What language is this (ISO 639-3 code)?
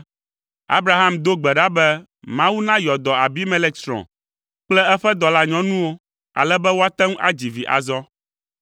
ewe